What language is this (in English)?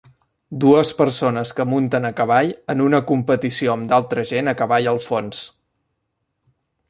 Catalan